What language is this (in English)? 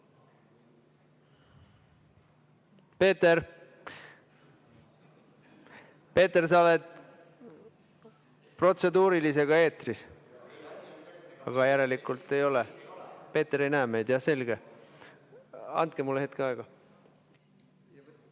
Estonian